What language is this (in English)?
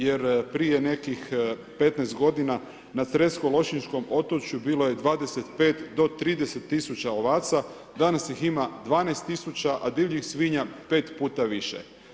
Croatian